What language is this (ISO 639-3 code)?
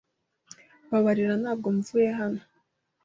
kin